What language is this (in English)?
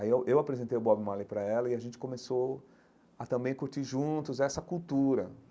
Portuguese